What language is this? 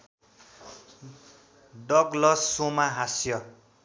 Nepali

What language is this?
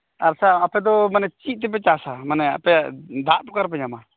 Santali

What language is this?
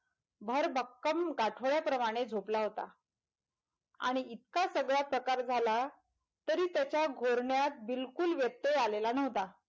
Marathi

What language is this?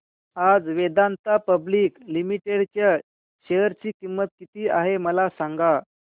Marathi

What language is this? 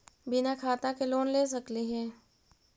Magahi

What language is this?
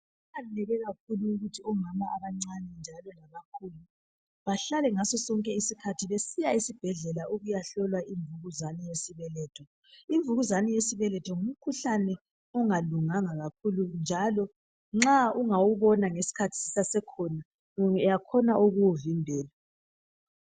North Ndebele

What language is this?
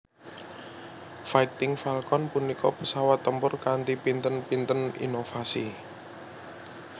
Javanese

